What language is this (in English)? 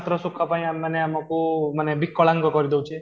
Odia